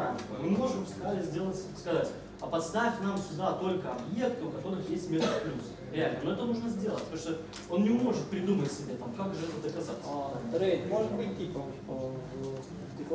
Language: Russian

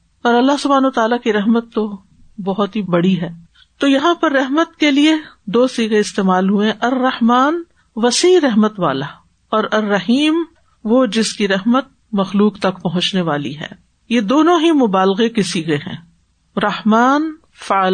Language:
Urdu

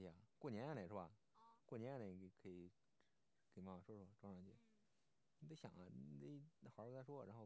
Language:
Chinese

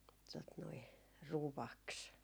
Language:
Finnish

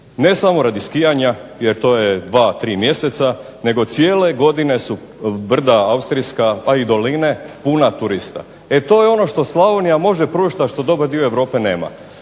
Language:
Croatian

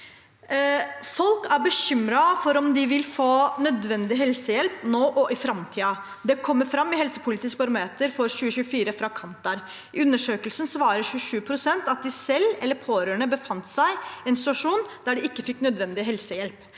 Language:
Norwegian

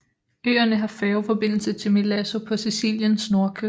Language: Danish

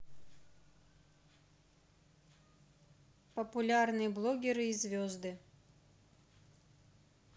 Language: Russian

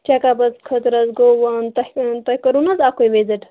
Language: Kashmiri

